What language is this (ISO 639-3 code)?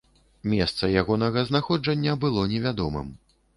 bel